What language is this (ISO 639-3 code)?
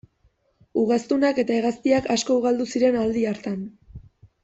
eus